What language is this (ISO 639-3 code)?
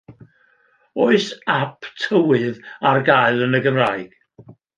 cym